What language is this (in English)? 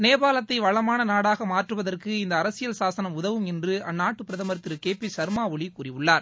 Tamil